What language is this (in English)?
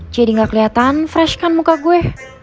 Indonesian